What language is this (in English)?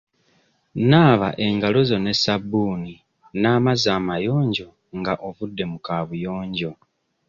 Ganda